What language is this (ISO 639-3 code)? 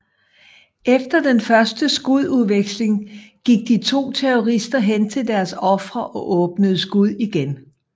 dan